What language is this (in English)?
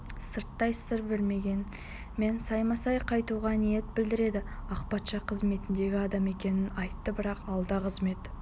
Kazakh